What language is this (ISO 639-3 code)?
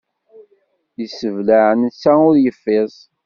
kab